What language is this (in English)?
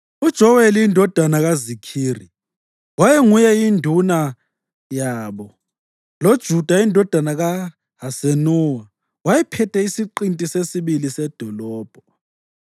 North Ndebele